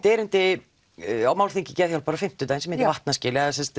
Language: Icelandic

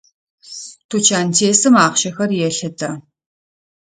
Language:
Adyghe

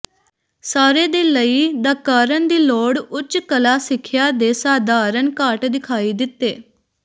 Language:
Punjabi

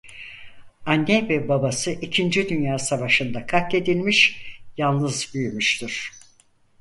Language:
Turkish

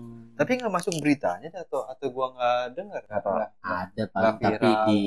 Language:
Indonesian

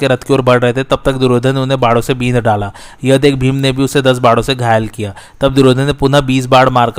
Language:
Hindi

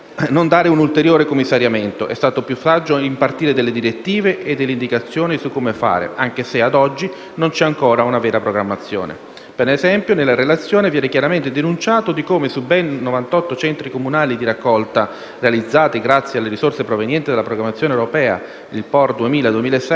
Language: Italian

